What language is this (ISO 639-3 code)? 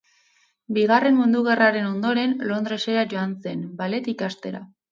eus